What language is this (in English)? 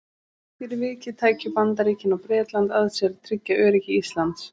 Icelandic